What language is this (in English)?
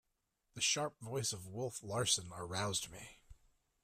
English